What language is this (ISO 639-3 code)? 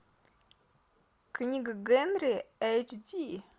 rus